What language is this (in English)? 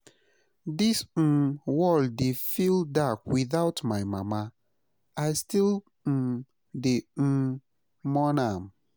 Nigerian Pidgin